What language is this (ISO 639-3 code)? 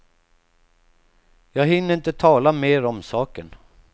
swe